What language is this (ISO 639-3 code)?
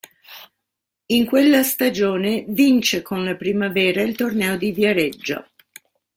ita